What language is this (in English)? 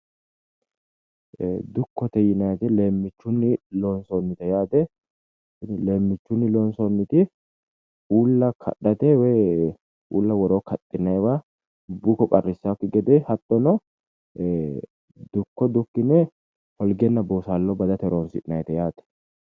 Sidamo